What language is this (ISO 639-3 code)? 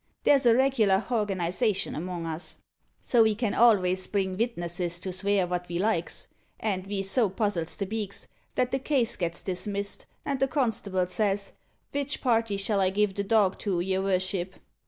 eng